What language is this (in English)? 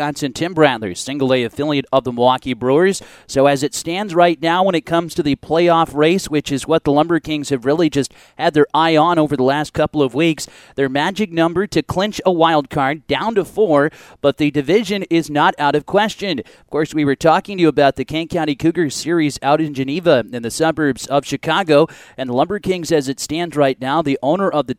English